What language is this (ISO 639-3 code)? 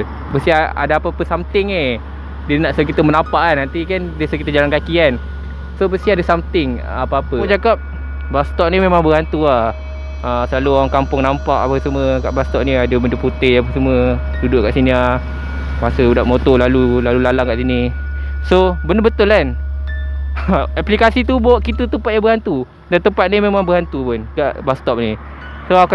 msa